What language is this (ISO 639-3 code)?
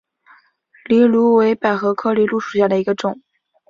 zho